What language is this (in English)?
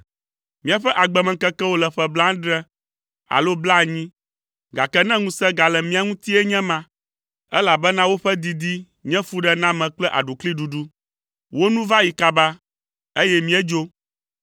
Ewe